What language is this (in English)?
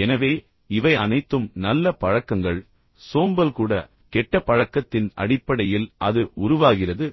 Tamil